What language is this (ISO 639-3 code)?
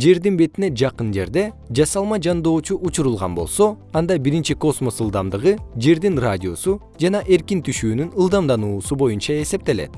kir